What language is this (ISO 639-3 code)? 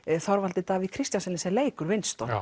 isl